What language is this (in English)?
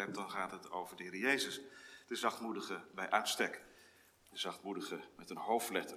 Dutch